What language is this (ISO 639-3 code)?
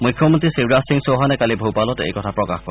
asm